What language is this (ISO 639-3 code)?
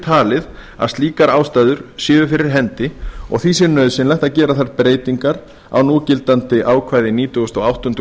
isl